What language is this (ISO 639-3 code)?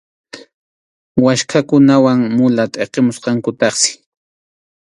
qxu